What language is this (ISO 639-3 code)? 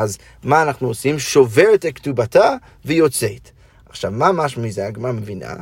heb